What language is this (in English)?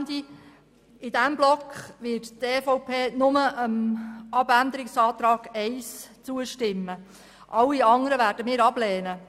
Swiss German